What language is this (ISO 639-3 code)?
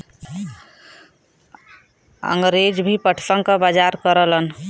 bho